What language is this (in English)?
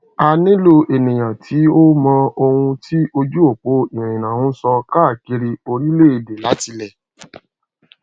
Yoruba